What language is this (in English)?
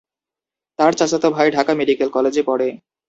Bangla